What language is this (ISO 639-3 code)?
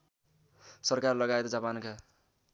nep